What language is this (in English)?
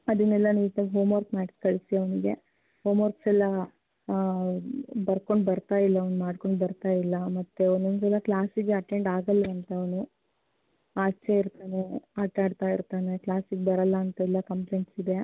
Kannada